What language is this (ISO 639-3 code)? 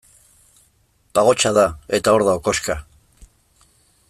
eus